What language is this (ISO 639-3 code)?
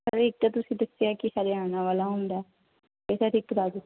pan